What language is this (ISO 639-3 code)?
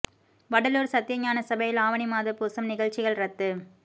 tam